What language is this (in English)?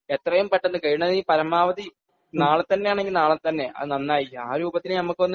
Malayalam